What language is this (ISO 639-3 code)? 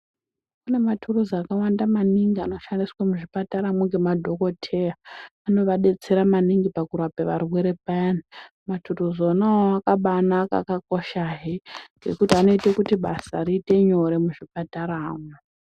ndc